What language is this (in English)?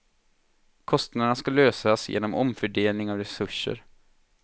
Swedish